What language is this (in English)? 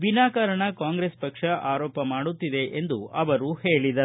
Kannada